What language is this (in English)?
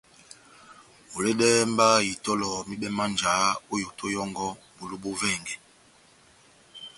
Batanga